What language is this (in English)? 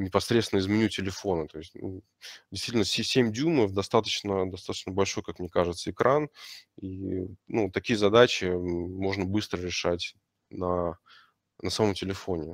Russian